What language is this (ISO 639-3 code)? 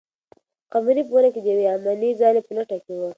pus